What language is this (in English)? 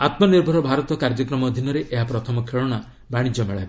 Odia